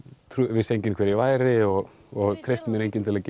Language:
Icelandic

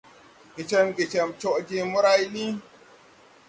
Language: Tupuri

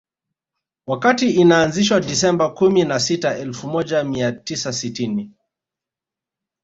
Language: Swahili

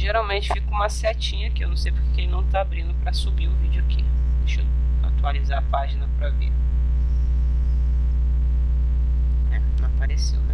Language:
Portuguese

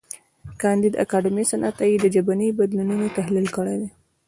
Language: Pashto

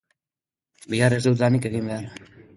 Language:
Basque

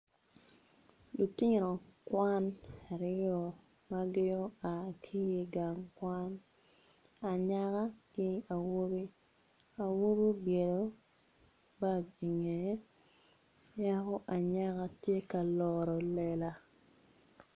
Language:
Acoli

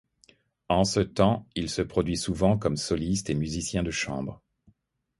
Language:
French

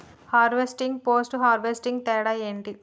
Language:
Telugu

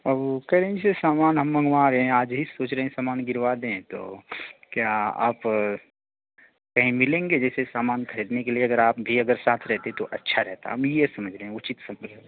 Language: Hindi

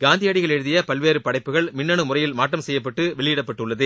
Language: Tamil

